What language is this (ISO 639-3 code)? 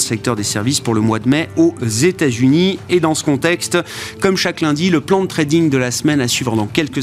fra